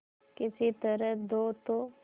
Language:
Hindi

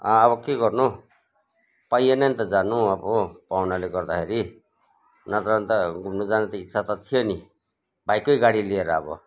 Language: Nepali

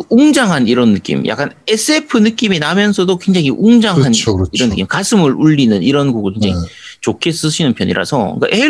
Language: Korean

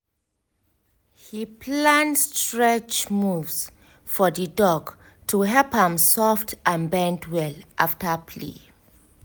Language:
Nigerian Pidgin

